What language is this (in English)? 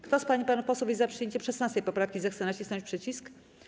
Polish